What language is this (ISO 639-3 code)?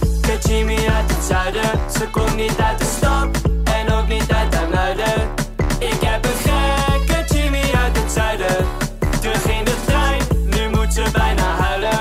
nld